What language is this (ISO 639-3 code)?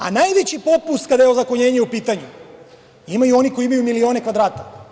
srp